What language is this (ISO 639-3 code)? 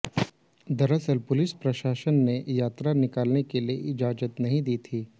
hin